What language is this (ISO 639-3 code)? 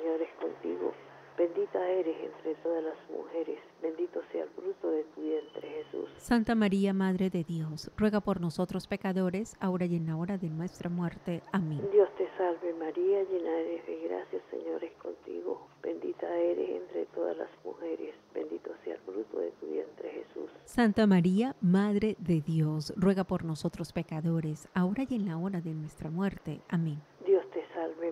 spa